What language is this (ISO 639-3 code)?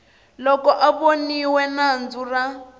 tso